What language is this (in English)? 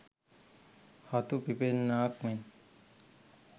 Sinhala